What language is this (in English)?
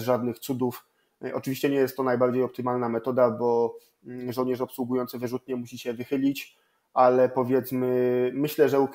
Polish